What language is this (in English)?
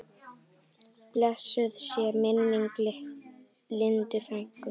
Icelandic